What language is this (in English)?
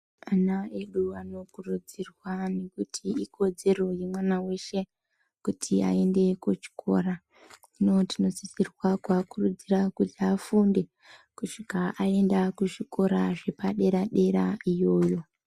Ndau